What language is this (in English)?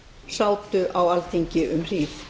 Icelandic